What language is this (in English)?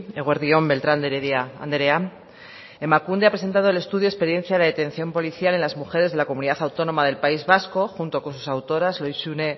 Spanish